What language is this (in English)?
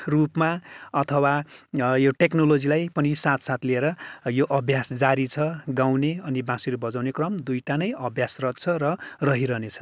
Nepali